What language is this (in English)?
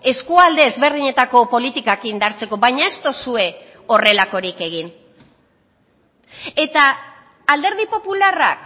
Basque